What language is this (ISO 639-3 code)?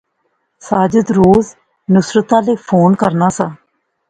phr